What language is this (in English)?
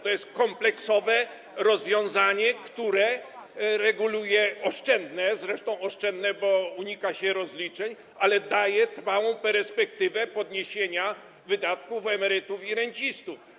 Polish